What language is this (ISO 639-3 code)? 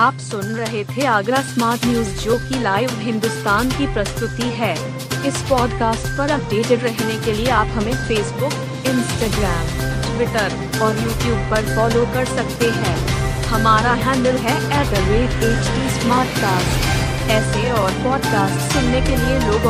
hin